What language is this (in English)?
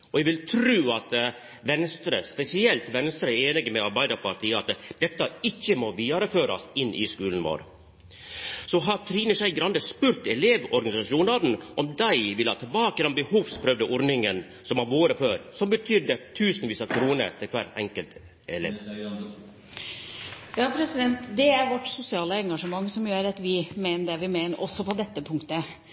Norwegian